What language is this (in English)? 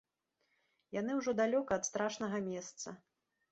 Belarusian